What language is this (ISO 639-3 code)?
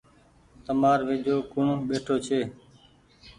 gig